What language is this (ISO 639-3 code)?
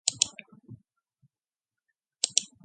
mon